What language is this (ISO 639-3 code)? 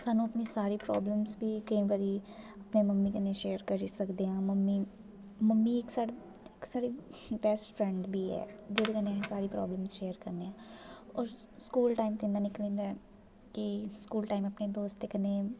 doi